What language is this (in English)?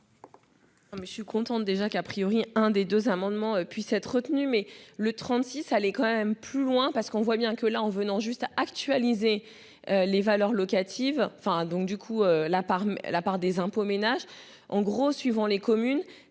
French